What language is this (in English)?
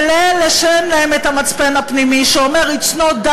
Hebrew